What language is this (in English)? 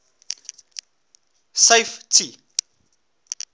English